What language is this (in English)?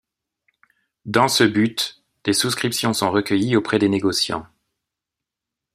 French